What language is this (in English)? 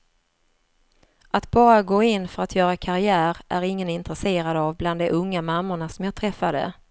Swedish